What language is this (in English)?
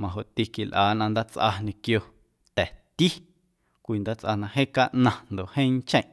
Guerrero Amuzgo